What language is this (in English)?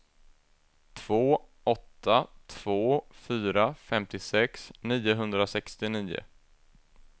Swedish